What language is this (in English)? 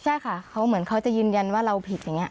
Thai